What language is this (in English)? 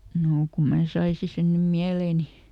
Finnish